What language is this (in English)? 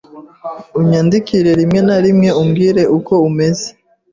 Kinyarwanda